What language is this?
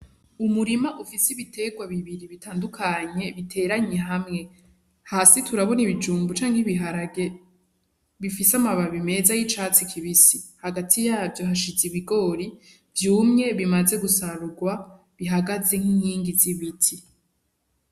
Rundi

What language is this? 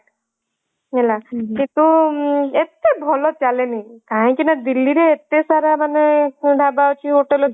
Odia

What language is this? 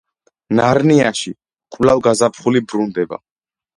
Georgian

